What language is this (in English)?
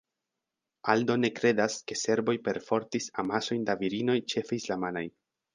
Esperanto